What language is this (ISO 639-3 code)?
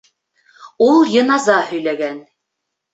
bak